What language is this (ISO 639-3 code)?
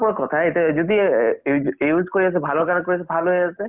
asm